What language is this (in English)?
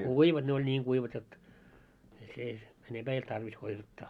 Finnish